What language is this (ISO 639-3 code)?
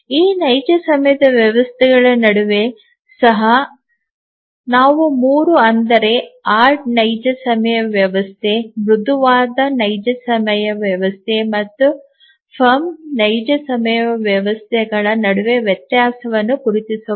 kan